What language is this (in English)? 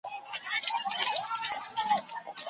Pashto